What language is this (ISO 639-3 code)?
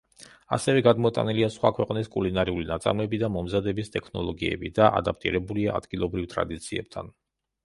kat